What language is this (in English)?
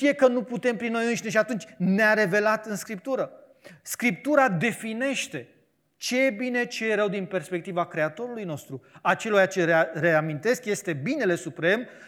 Romanian